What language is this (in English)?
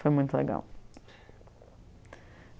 Portuguese